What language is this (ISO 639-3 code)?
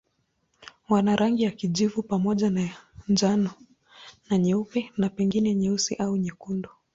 swa